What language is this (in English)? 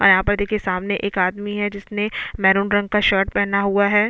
Hindi